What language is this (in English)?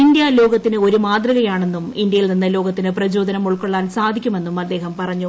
Malayalam